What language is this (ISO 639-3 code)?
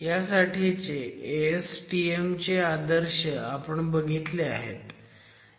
mar